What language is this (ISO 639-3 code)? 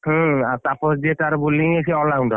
ori